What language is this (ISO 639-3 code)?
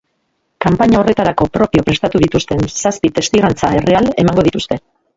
eus